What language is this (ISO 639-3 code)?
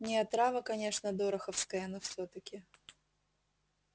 rus